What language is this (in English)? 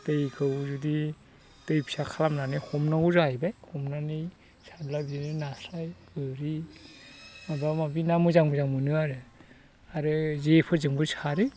Bodo